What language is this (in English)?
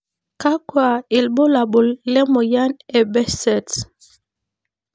Masai